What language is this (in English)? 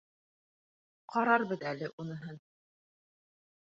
Bashkir